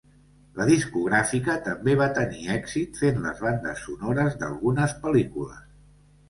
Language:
Catalan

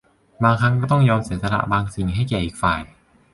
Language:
Thai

